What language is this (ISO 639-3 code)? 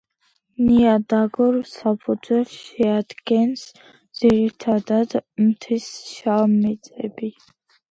kat